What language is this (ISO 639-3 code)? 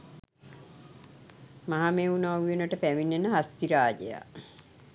sin